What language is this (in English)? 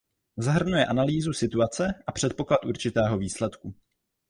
Czech